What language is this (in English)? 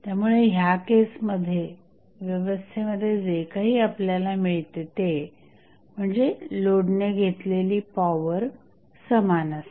Marathi